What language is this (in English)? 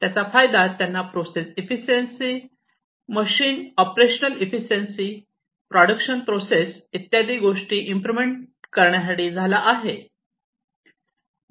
Marathi